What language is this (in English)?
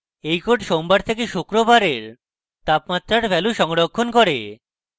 Bangla